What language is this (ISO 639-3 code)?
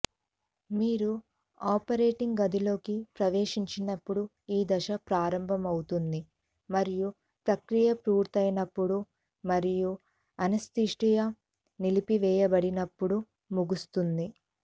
tel